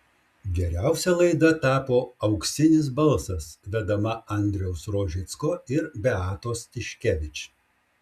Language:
Lithuanian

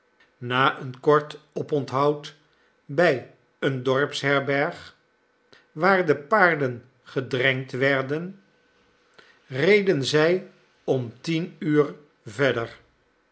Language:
Dutch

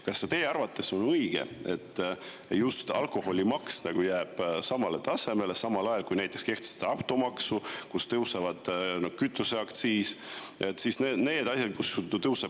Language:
Estonian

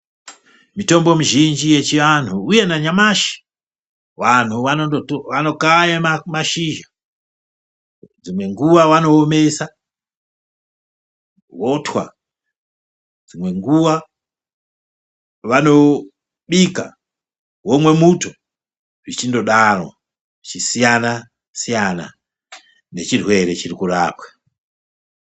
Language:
Ndau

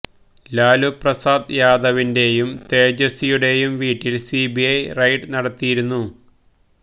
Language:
Malayalam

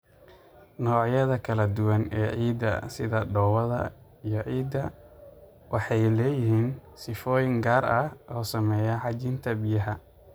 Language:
Somali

